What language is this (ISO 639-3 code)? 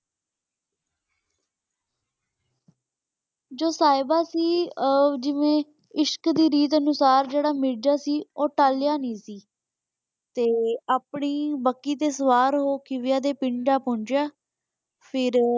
pan